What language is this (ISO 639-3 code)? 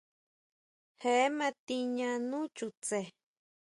mau